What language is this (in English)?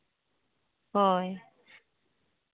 Santali